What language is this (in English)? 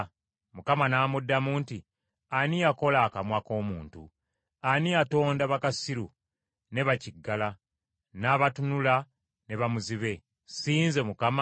Ganda